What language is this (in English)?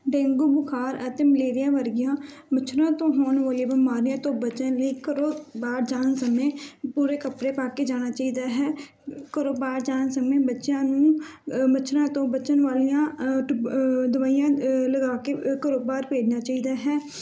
Punjabi